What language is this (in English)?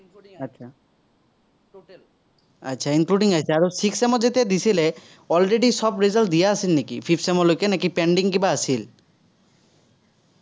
Assamese